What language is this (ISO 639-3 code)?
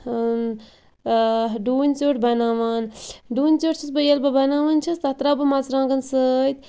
kas